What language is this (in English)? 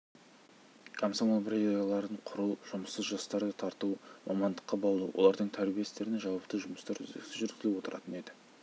Kazakh